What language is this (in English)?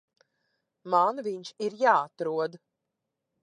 Latvian